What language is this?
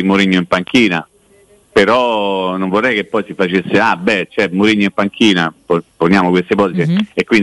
Italian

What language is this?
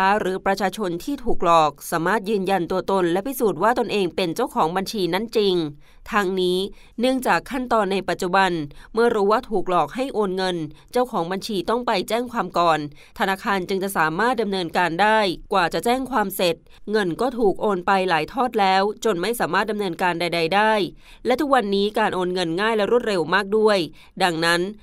Thai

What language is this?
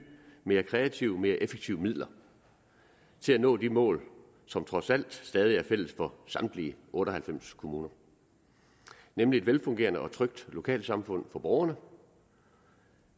Danish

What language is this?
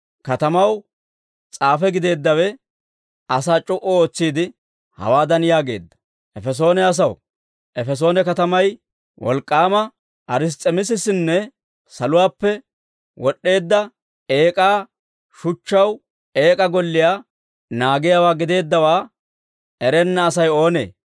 Dawro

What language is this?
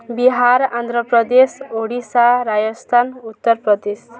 Odia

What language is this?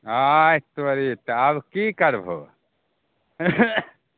Maithili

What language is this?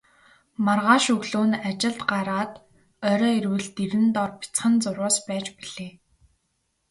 Mongolian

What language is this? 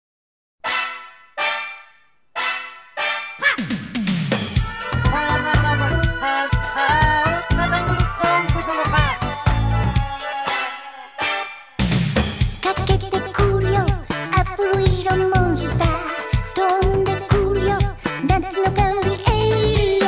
Korean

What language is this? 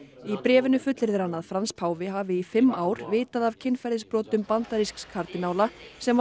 Icelandic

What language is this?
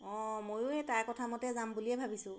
Assamese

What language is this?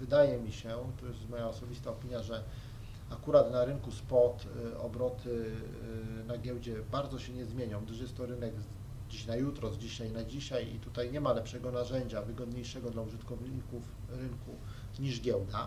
Polish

